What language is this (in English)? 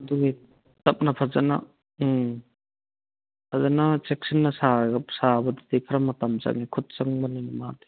Manipuri